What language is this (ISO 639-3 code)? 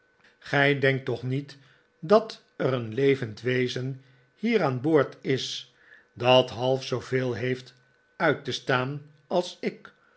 nld